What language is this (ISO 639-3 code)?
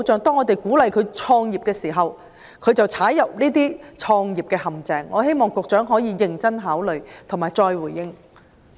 yue